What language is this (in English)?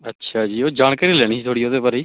Punjabi